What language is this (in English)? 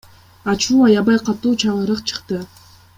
Kyrgyz